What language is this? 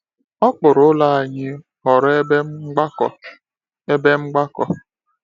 Igbo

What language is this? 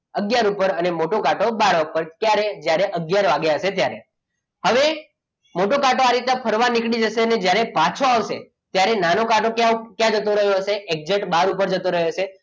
Gujarati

